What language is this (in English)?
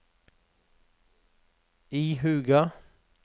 Norwegian